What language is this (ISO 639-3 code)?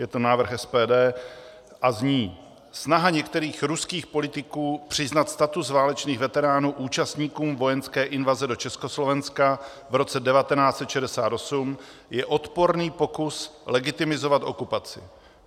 ces